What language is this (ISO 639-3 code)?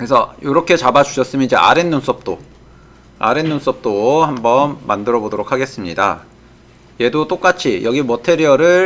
kor